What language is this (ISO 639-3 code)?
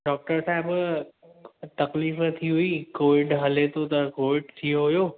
snd